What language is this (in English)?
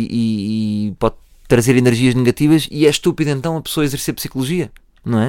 Portuguese